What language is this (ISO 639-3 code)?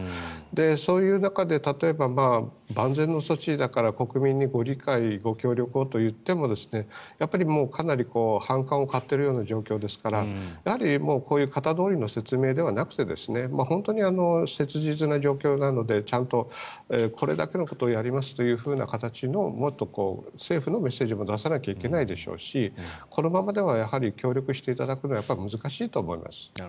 jpn